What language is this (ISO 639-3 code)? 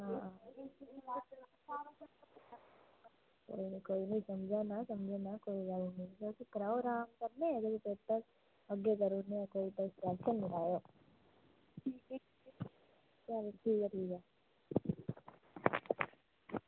doi